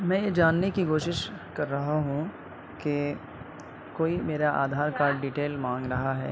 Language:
Urdu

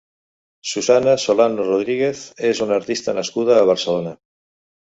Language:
Catalan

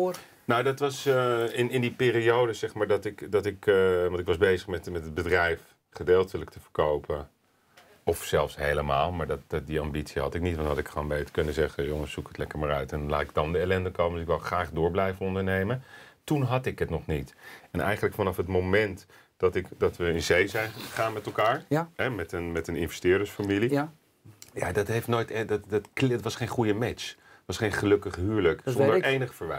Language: Dutch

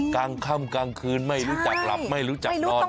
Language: Thai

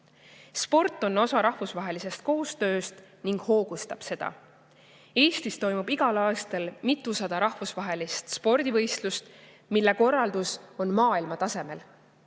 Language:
Estonian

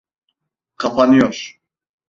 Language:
Turkish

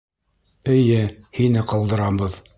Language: Bashkir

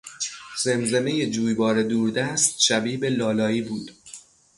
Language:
Persian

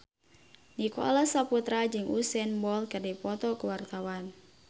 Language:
Sundanese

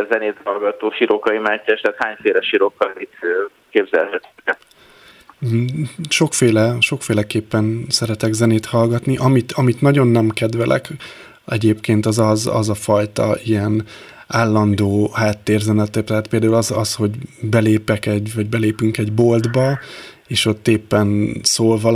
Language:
Hungarian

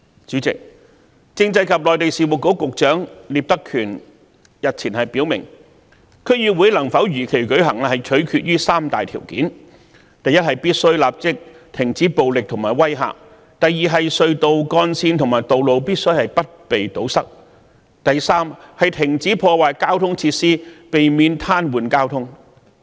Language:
Cantonese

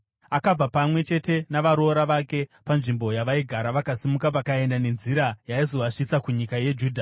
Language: Shona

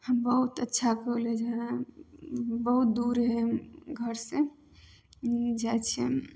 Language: Maithili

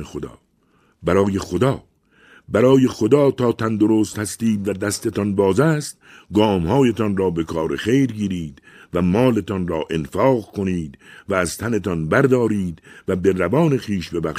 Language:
Persian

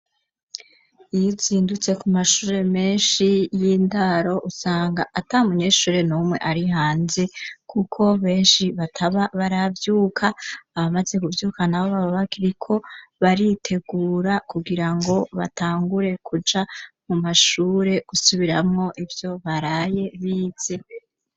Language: Rundi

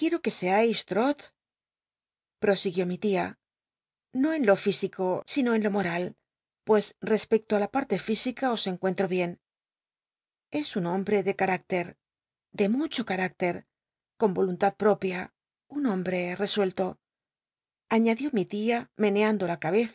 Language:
Spanish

